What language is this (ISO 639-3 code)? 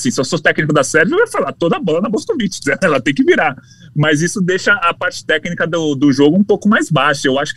por